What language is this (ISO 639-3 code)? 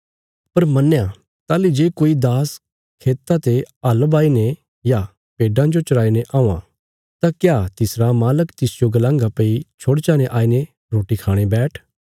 kfs